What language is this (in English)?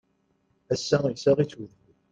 Kabyle